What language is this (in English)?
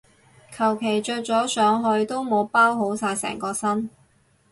Cantonese